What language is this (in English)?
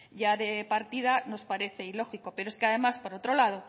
Spanish